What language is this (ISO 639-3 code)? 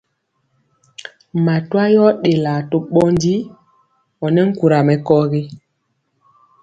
mcx